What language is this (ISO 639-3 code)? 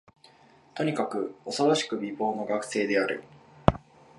jpn